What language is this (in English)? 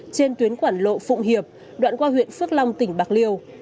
Vietnamese